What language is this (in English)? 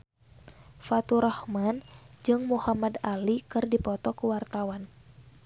Sundanese